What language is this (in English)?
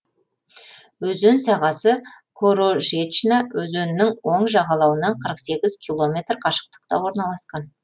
Kazakh